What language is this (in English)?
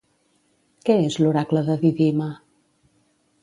Catalan